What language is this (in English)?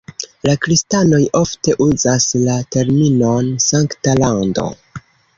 Esperanto